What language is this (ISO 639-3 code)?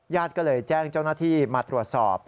tha